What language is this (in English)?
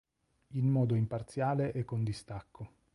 Italian